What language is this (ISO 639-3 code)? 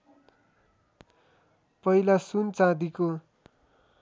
nep